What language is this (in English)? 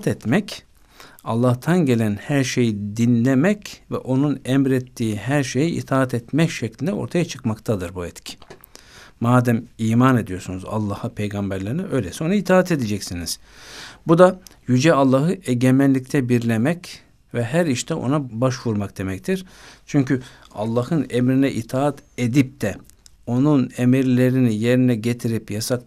Turkish